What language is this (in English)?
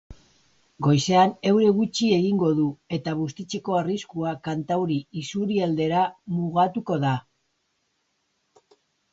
Basque